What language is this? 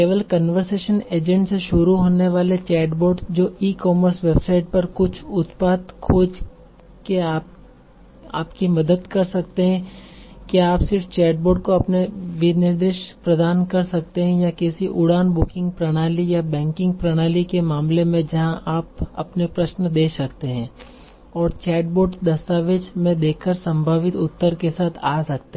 Hindi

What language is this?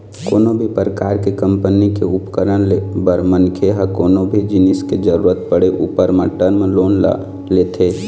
Chhattisgarhi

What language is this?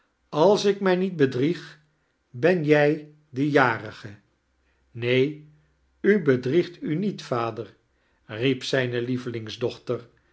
Dutch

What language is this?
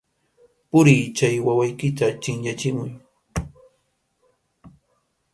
Arequipa-La Unión Quechua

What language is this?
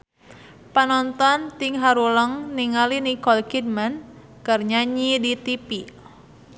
Sundanese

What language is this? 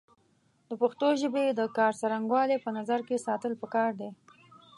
Pashto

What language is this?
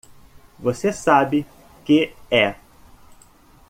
Portuguese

